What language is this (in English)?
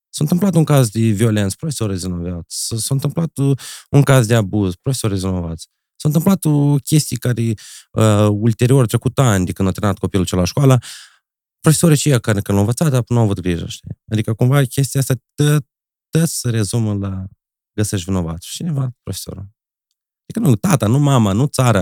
Romanian